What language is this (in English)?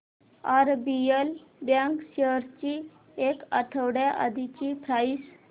Marathi